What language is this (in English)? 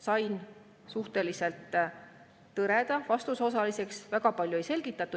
Estonian